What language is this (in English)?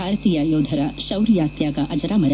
Kannada